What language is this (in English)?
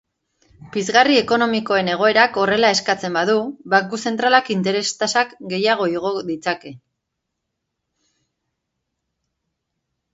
Basque